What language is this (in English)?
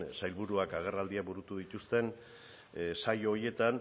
Basque